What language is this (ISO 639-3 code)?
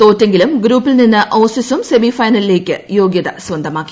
mal